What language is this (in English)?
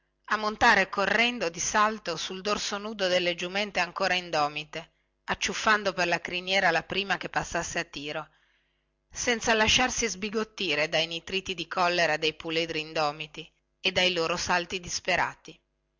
Italian